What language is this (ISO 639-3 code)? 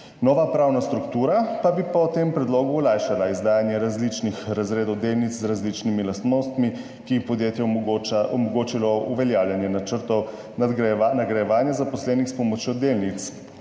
slv